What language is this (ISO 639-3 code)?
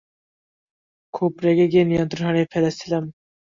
ben